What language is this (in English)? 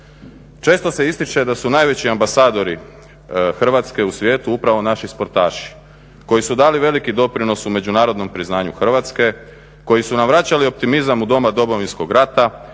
Croatian